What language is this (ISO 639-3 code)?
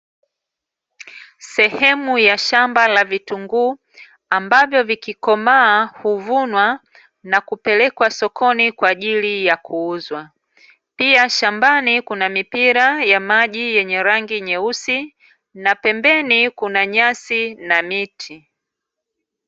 swa